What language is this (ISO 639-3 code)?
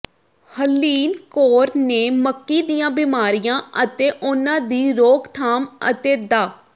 pan